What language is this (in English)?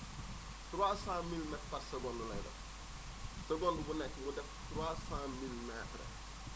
Wolof